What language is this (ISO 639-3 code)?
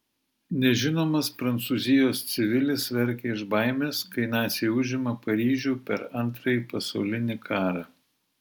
lit